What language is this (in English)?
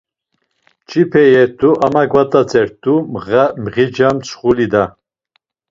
Laz